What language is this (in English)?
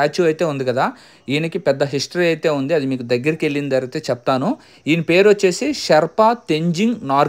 Telugu